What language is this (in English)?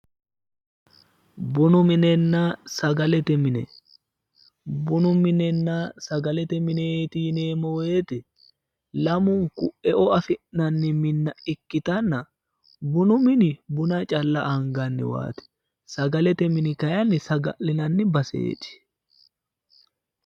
Sidamo